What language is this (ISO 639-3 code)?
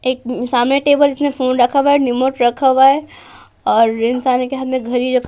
hin